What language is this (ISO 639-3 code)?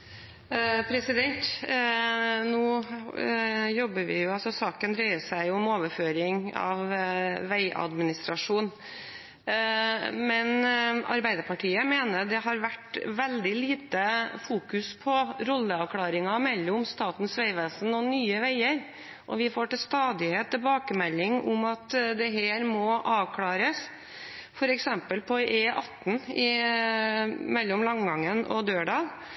nor